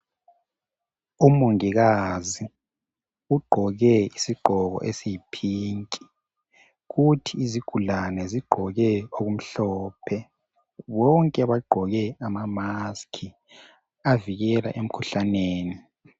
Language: North Ndebele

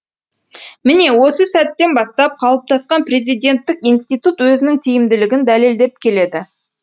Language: Kazakh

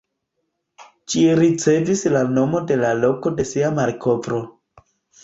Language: Esperanto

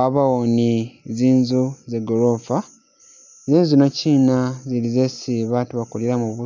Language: Masaaba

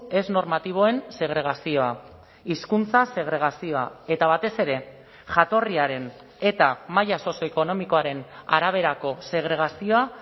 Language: Basque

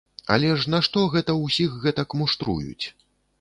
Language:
Belarusian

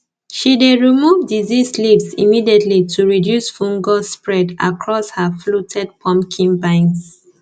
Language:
Nigerian Pidgin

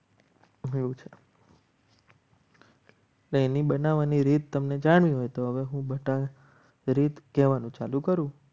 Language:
Gujarati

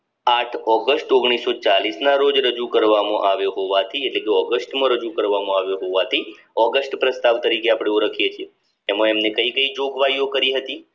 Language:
Gujarati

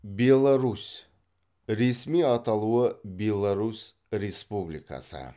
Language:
Kazakh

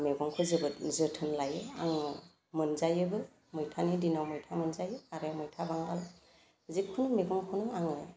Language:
Bodo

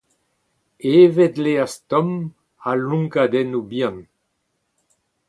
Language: Breton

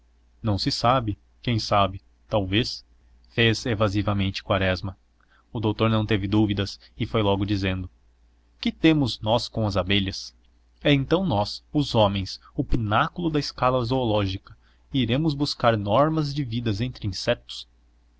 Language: Portuguese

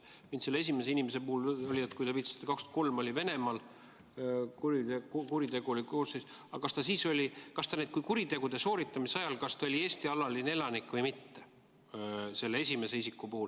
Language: Estonian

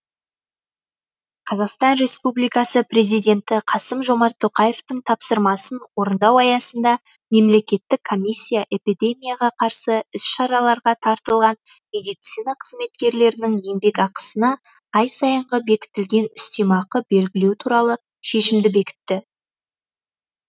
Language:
Kazakh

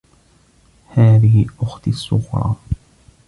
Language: Arabic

